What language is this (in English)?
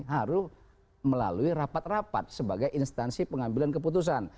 Indonesian